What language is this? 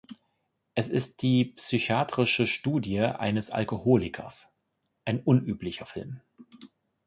German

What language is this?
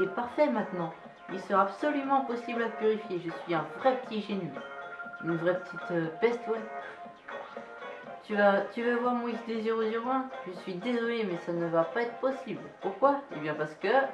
French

